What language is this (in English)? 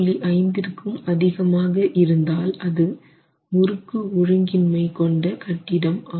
Tamil